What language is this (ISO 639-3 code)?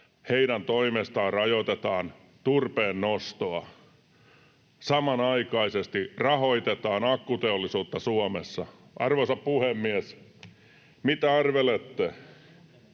fin